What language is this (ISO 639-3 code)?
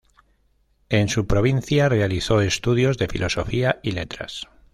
spa